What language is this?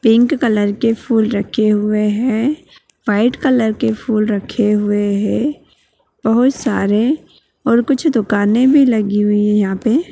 Magahi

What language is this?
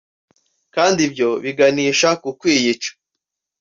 Kinyarwanda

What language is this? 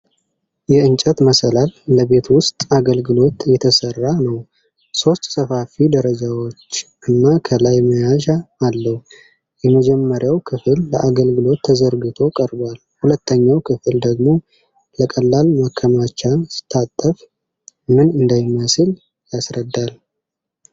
Amharic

